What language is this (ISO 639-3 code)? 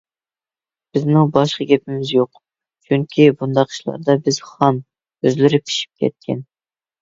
uig